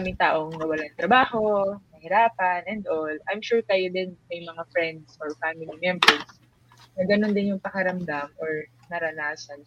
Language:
Filipino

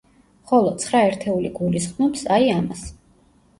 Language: Georgian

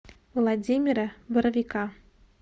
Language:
Russian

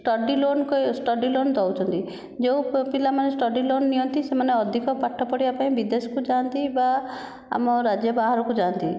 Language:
Odia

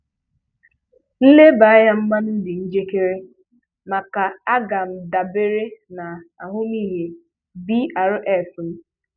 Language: Igbo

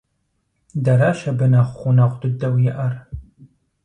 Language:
Kabardian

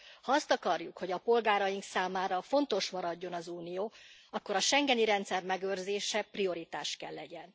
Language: Hungarian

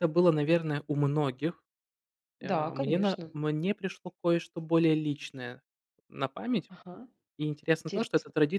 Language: Russian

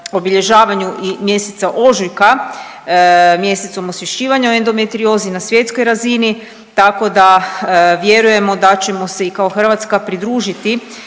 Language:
Croatian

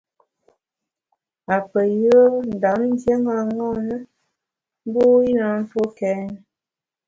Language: Bamun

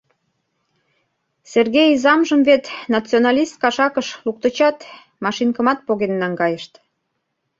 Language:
Mari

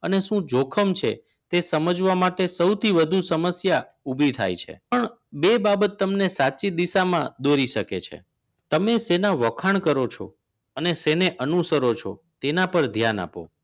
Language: Gujarati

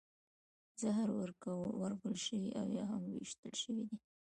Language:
Pashto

